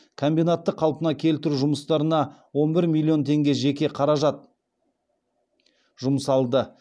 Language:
Kazakh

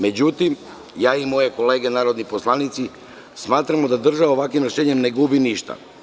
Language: Serbian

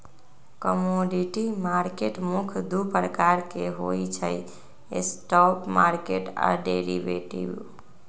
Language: Magahi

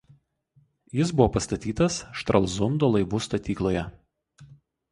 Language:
Lithuanian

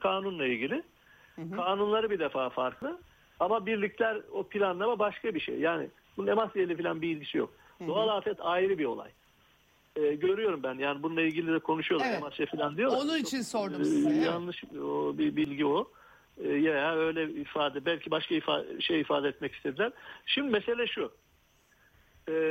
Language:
Turkish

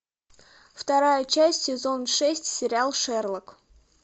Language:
Russian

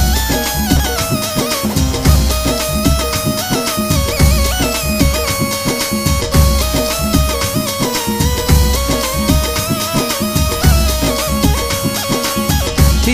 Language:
Hindi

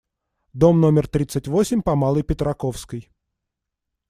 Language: Russian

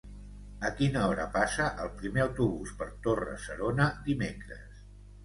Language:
Catalan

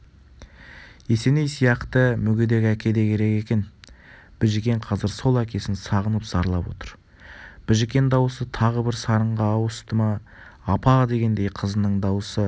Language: Kazakh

